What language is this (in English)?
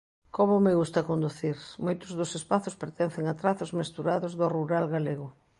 Galician